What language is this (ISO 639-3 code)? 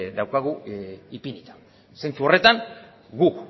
eus